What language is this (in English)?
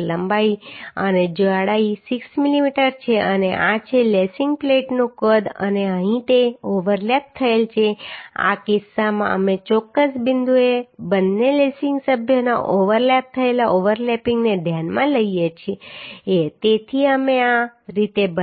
Gujarati